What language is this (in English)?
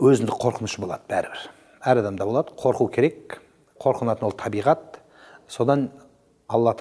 Turkish